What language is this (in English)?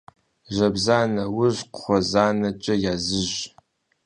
Kabardian